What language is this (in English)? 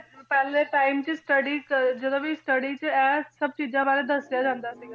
Punjabi